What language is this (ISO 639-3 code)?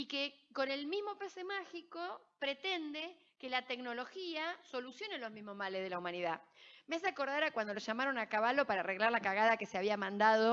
spa